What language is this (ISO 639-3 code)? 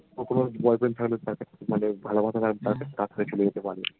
ben